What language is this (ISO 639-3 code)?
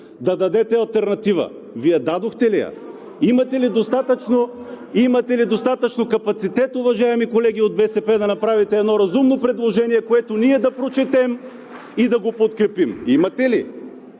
bul